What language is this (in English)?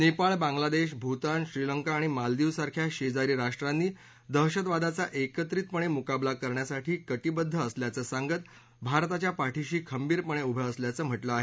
Marathi